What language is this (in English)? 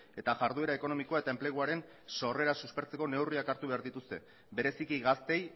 Basque